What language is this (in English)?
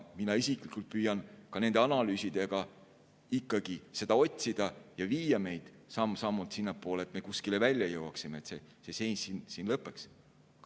Estonian